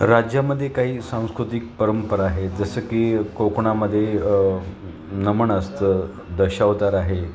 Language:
Marathi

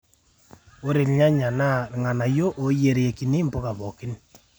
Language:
Masai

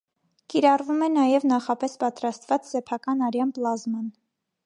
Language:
Armenian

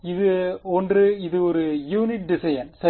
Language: Tamil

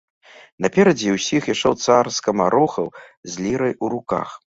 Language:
Belarusian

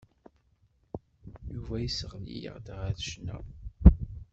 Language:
Kabyle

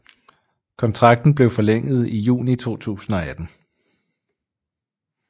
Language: Danish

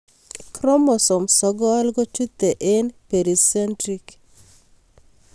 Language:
Kalenjin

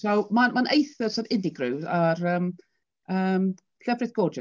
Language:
Welsh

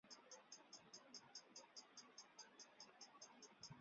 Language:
Chinese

